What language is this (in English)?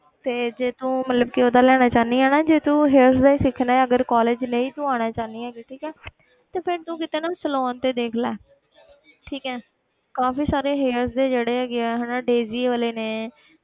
Punjabi